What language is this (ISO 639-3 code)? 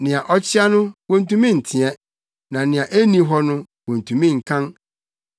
aka